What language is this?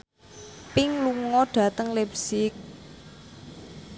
Javanese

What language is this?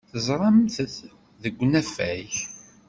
Kabyle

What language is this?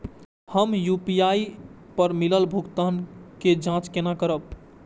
Maithili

